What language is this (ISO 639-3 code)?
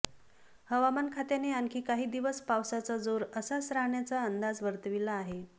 mar